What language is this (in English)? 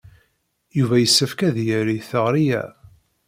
Kabyle